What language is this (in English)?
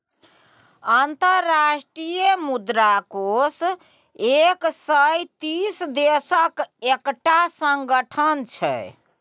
Maithili